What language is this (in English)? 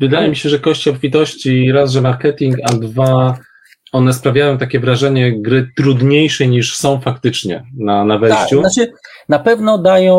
Polish